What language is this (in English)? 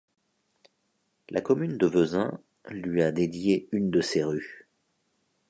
French